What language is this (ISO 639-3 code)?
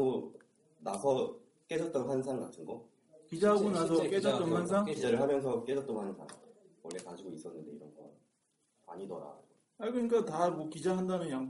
kor